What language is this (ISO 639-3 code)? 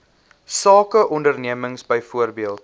afr